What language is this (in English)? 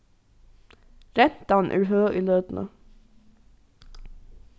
Faroese